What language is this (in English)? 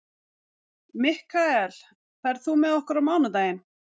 Icelandic